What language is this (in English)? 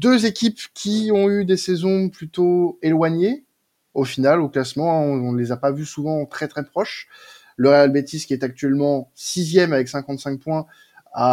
French